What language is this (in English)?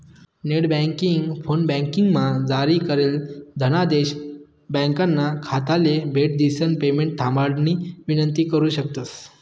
Marathi